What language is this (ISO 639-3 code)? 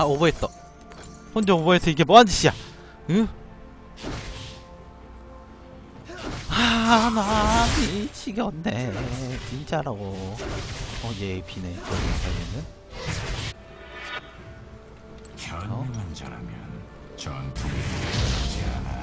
kor